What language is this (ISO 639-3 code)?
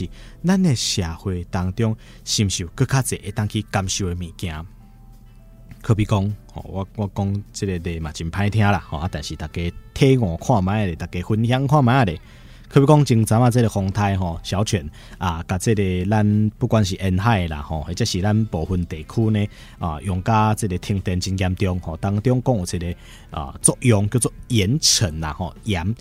zho